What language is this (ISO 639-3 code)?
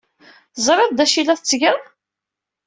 kab